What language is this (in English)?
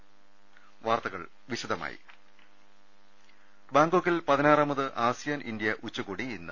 Malayalam